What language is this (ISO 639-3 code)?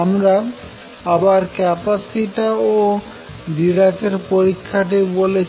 ben